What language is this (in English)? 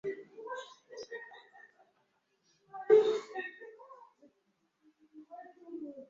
Ganda